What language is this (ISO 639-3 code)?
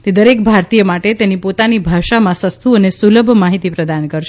guj